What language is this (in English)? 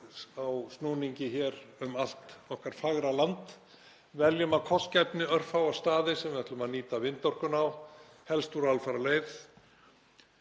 Icelandic